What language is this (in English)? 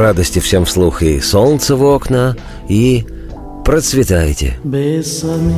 Russian